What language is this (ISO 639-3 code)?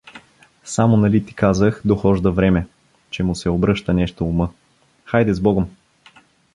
bul